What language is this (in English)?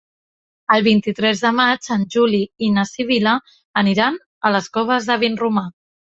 Catalan